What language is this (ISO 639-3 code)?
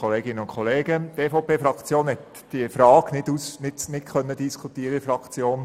gsw